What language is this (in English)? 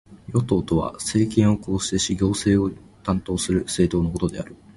Japanese